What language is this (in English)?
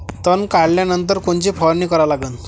Marathi